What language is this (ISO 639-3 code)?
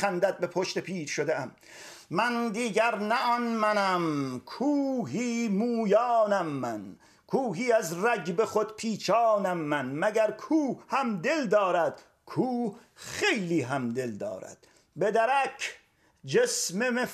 fas